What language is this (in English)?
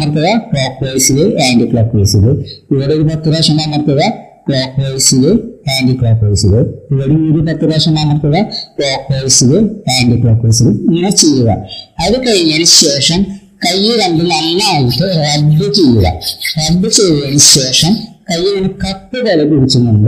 Malayalam